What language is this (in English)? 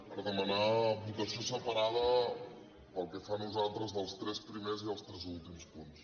Catalan